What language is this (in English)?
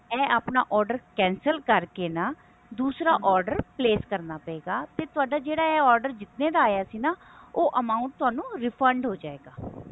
Punjabi